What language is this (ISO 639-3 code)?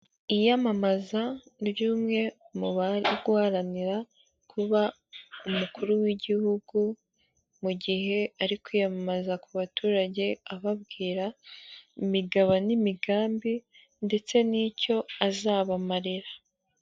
kin